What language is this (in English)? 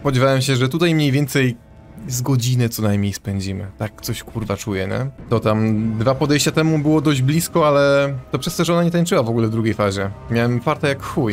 Polish